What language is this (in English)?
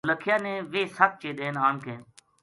Gujari